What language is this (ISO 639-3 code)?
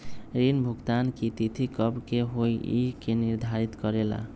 mag